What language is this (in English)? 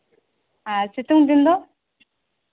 Santali